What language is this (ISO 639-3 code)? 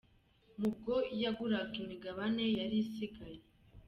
kin